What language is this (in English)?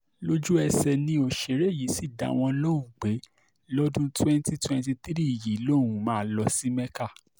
Yoruba